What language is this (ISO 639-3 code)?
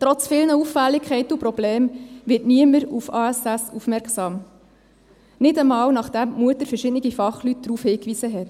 gsw